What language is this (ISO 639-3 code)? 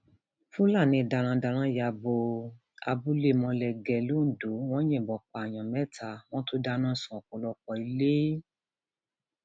yor